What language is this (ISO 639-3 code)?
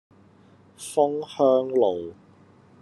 yue